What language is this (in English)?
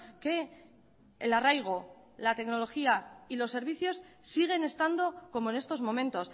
Spanish